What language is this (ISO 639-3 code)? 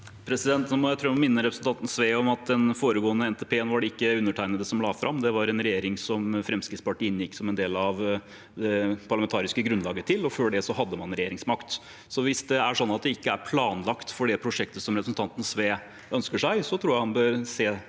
nor